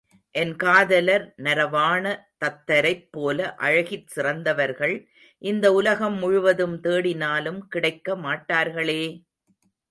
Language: Tamil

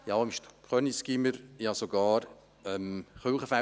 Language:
Swiss German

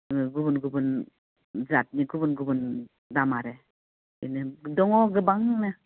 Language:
Bodo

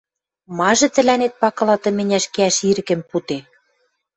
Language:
Western Mari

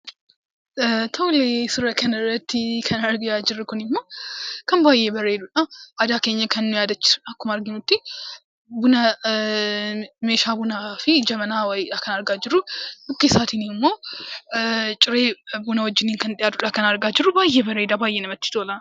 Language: Oromo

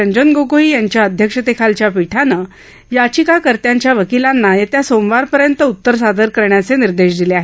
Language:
Marathi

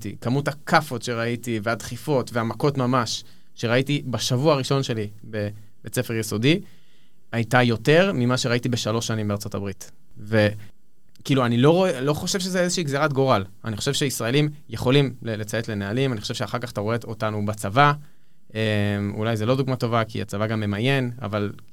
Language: Hebrew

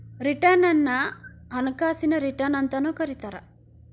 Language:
Kannada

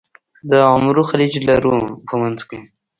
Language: Pashto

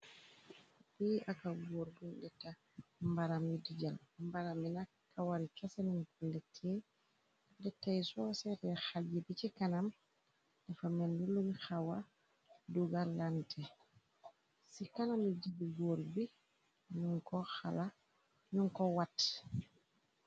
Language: Wolof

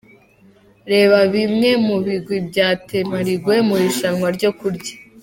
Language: Kinyarwanda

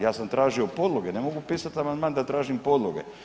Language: Croatian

